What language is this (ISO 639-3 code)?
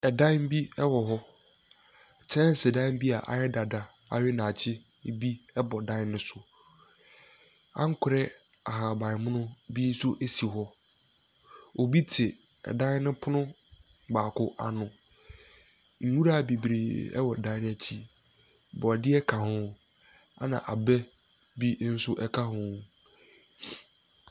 aka